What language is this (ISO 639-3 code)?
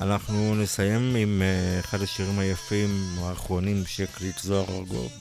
heb